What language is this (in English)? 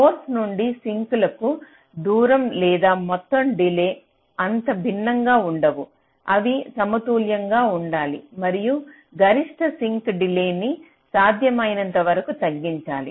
Telugu